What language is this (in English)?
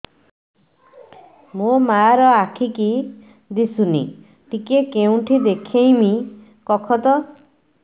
Odia